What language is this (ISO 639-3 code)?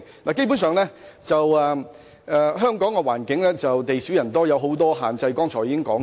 yue